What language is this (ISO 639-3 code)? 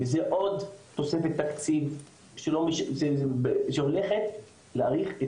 heb